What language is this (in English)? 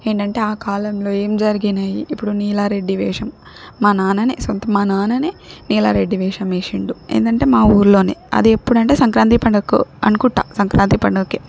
Telugu